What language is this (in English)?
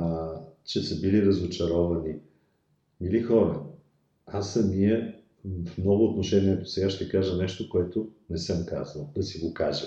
Bulgarian